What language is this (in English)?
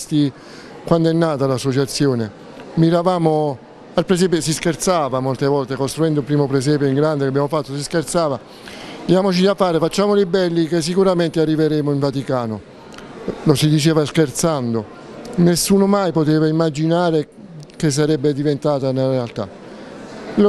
Italian